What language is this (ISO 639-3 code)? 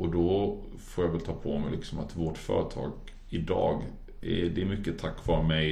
swe